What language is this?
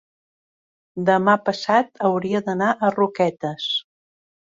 Catalan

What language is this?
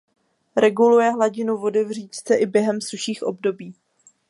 Czech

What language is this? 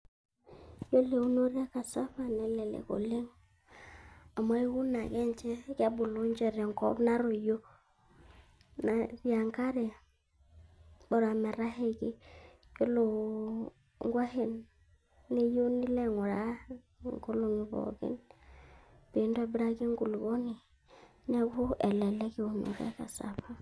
Masai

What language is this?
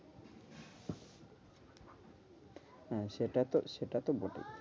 Bangla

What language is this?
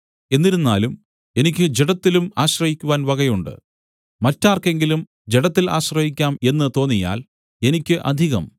Malayalam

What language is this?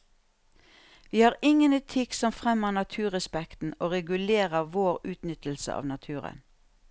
Norwegian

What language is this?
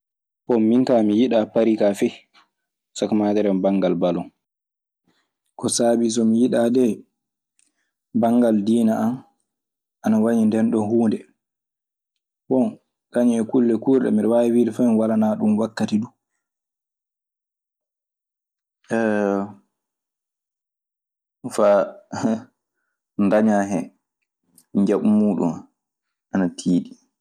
Maasina Fulfulde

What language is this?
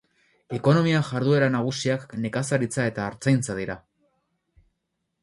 Basque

